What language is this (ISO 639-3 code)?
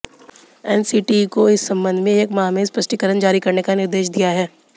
hin